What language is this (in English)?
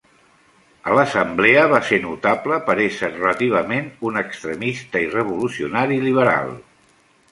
Catalan